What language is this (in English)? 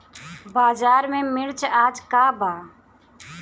Bhojpuri